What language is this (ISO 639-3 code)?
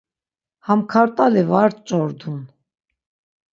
lzz